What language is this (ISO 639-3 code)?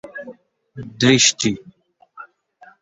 ben